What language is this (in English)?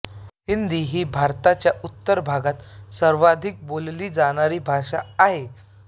Marathi